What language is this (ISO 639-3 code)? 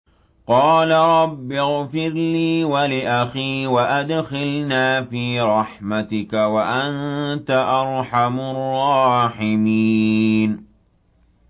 ara